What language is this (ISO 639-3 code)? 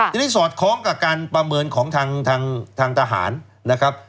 tha